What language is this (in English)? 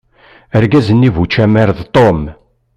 Kabyle